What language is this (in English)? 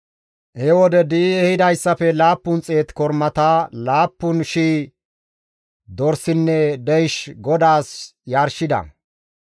Gamo